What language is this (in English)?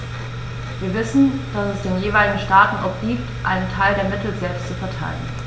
German